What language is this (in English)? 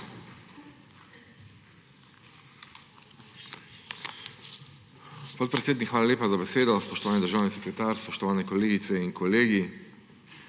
Slovenian